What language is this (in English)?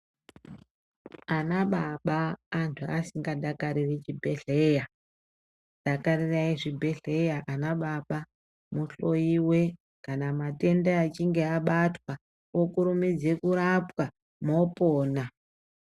Ndau